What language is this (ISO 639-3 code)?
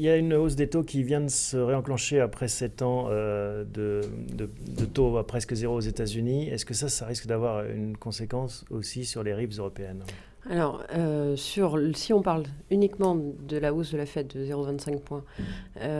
fra